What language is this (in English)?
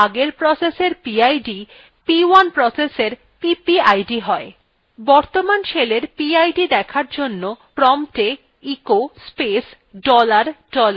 Bangla